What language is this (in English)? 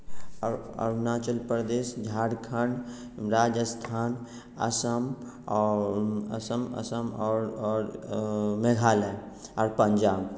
Maithili